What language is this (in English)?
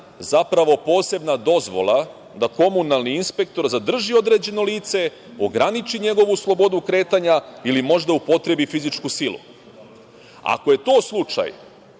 Serbian